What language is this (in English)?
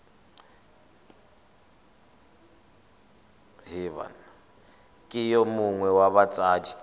Tswana